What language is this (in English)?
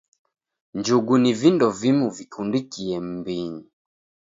Taita